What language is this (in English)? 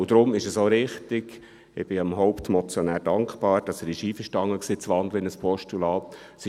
Swiss German